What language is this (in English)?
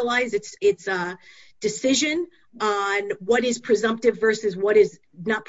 English